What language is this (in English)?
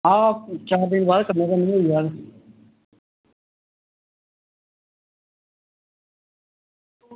Dogri